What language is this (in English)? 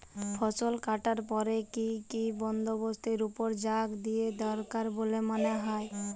Bangla